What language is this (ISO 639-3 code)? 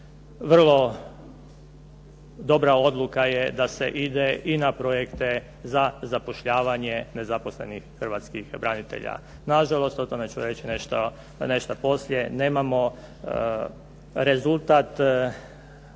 hrv